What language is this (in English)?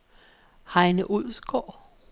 Danish